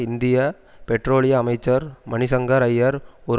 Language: Tamil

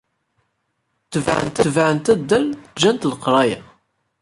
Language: Kabyle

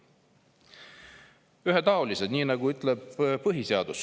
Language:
Estonian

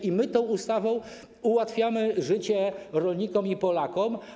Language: Polish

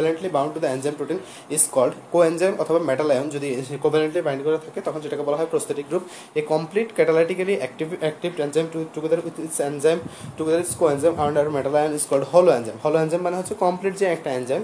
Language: Bangla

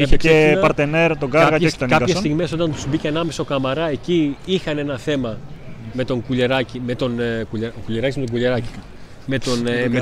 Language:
Greek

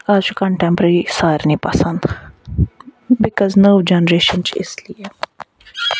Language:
Kashmiri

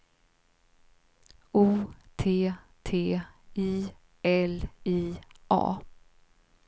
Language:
Swedish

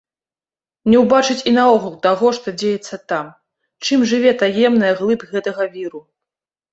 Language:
Belarusian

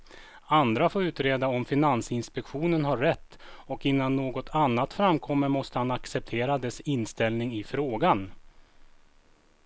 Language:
Swedish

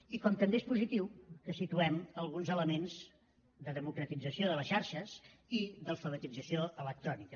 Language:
Catalan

